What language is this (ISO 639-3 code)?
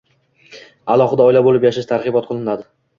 uzb